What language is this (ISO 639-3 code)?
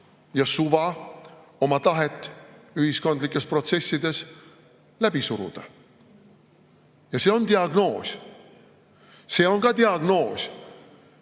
est